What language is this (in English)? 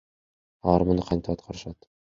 Kyrgyz